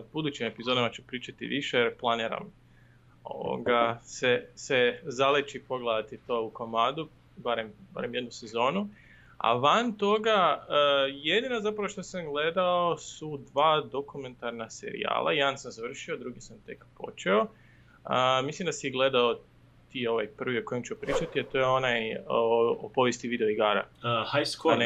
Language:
Croatian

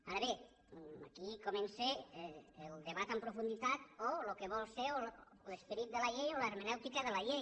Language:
Catalan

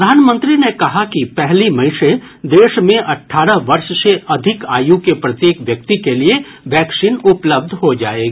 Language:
Hindi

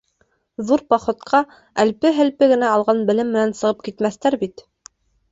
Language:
Bashkir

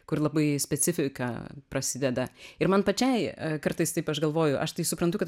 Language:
Lithuanian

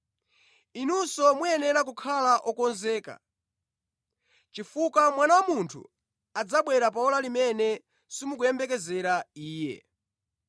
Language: Nyanja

